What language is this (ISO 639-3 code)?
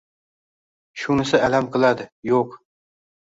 uzb